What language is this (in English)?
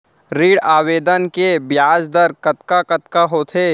Chhattisgarhi